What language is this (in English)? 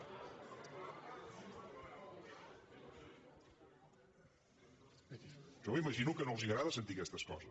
Catalan